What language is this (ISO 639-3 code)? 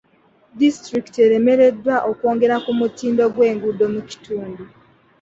lug